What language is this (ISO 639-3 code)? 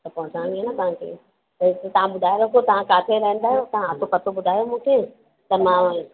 snd